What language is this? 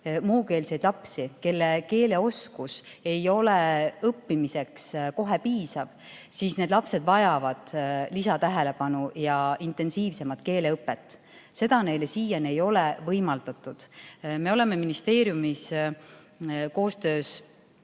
Estonian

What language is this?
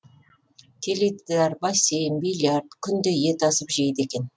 Kazakh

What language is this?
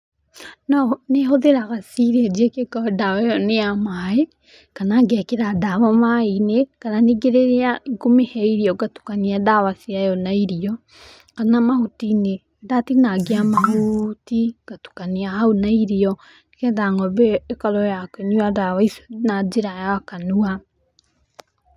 Kikuyu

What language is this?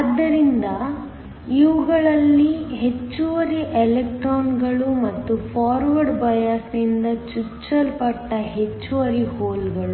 Kannada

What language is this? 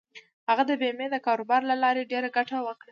Pashto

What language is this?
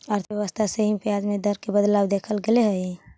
Magahi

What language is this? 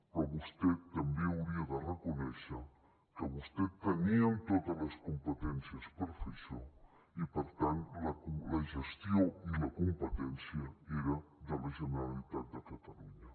Catalan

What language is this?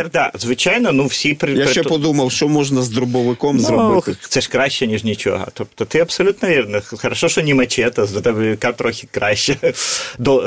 Ukrainian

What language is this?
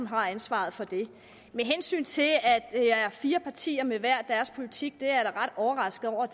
Danish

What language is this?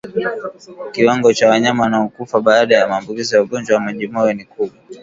Swahili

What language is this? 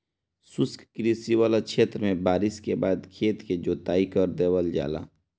Bhojpuri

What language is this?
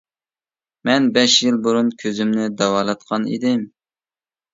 Uyghur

